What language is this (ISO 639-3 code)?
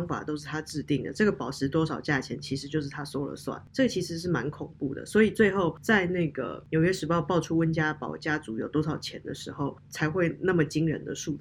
zho